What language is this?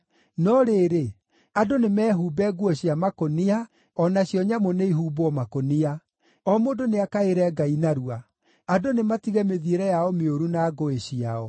Kikuyu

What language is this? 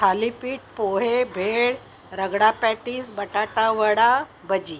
Marathi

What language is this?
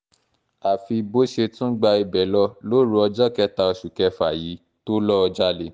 Yoruba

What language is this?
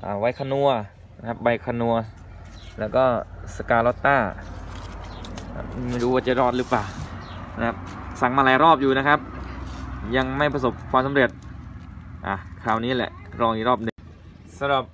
Thai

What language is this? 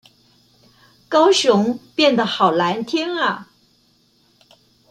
Chinese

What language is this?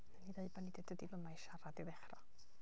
Welsh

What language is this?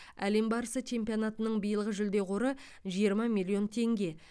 Kazakh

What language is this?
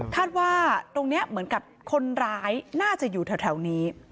Thai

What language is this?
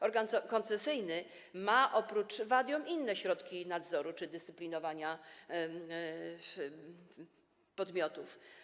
Polish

